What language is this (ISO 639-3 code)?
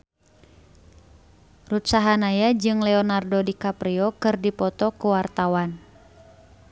sun